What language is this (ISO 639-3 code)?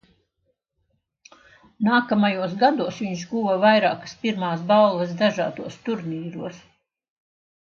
lav